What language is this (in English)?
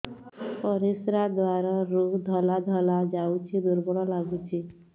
Odia